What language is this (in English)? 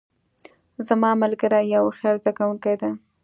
Pashto